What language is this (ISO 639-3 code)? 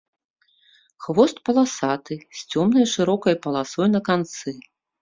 bel